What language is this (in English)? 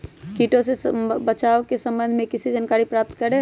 Magahi